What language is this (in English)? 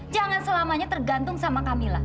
Indonesian